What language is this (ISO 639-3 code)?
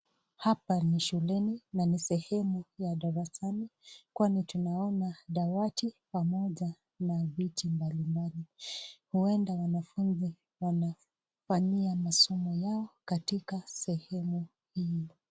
swa